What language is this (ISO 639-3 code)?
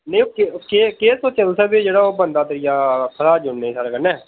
doi